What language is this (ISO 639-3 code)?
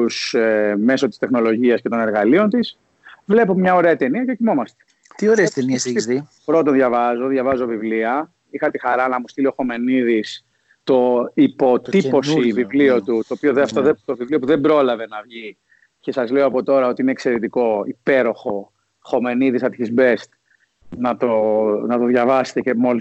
ell